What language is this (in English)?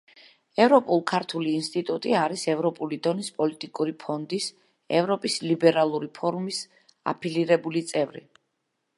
Georgian